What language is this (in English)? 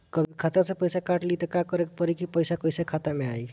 Bhojpuri